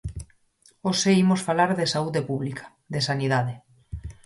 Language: Galician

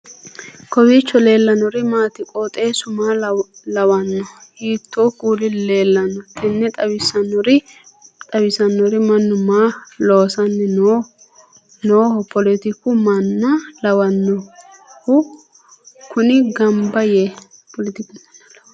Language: Sidamo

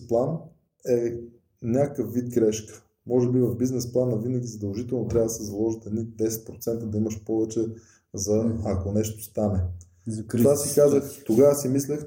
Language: Bulgarian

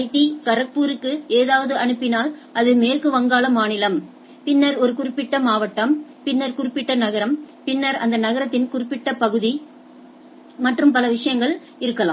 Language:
Tamil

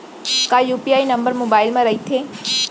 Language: Chhattisgarhi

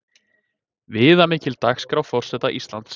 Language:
Icelandic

